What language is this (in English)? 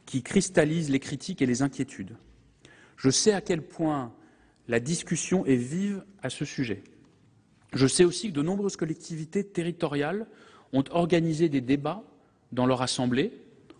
French